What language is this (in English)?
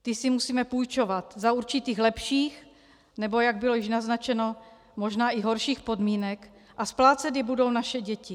Czech